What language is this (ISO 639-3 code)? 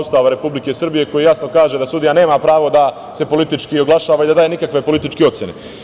srp